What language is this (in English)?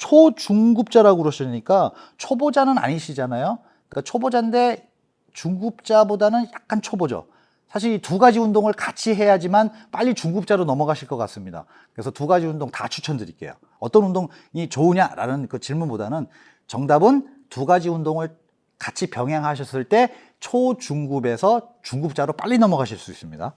Korean